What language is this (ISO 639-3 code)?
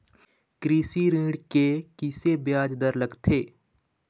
hne